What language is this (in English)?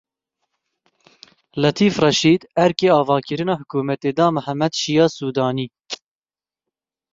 Kurdish